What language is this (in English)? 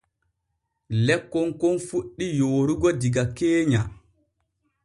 Borgu Fulfulde